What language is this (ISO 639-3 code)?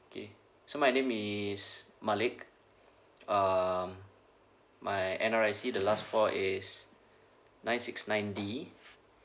eng